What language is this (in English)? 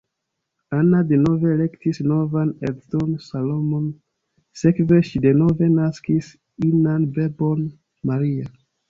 Esperanto